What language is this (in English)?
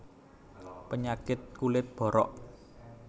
Javanese